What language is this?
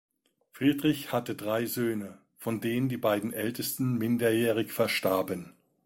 German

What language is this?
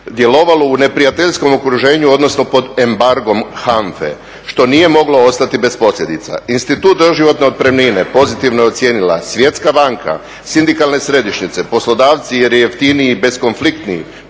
Croatian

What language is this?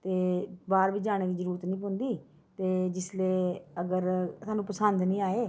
Dogri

